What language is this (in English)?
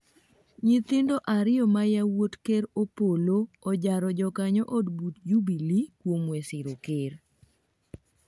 Luo (Kenya and Tanzania)